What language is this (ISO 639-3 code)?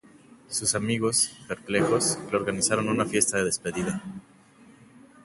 spa